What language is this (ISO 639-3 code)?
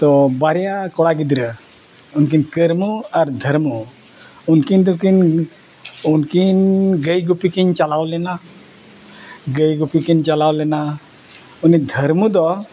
sat